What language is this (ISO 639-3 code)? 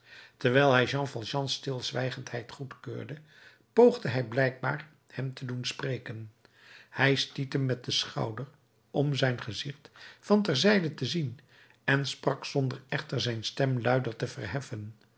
nld